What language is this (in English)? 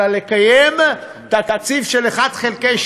Hebrew